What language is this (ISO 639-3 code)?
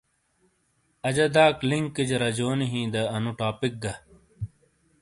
scl